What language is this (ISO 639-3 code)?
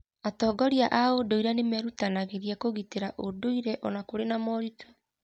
kik